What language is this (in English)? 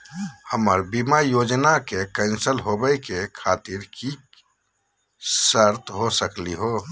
Magahi